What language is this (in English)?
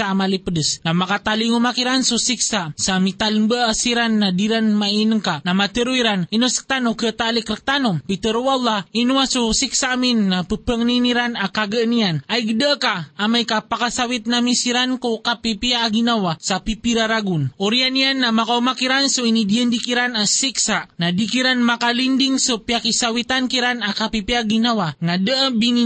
Filipino